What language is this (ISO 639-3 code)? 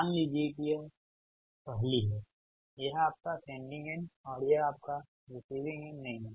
hin